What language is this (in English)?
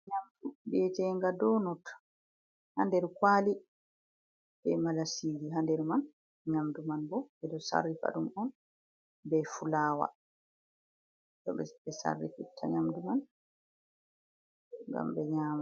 Fula